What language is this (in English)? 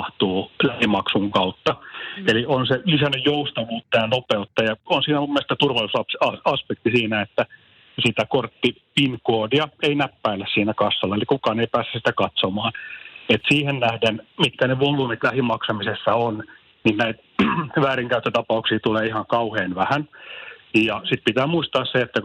Finnish